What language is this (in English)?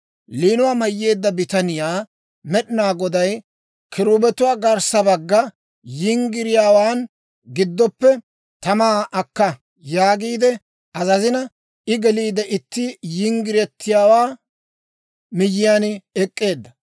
Dawro